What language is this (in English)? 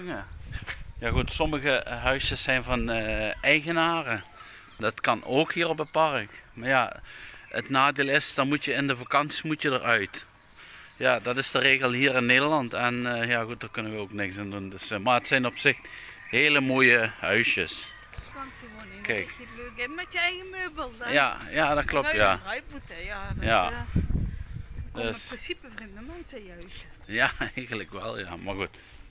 Dutch